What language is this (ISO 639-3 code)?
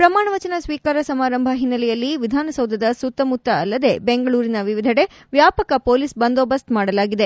kan